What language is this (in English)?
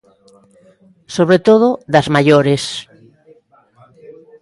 Galician